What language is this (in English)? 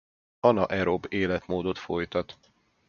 Hungarian